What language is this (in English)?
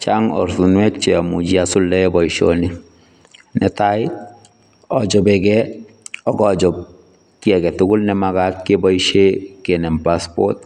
Kalenjin